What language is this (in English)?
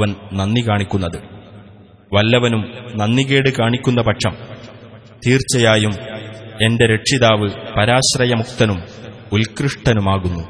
Arabic